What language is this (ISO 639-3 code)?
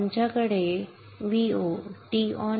mar